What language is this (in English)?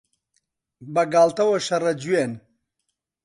Central Kurdish